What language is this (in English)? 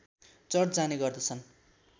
Nepali